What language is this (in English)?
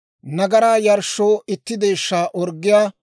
Dawro